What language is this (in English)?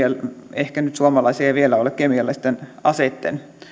Finnish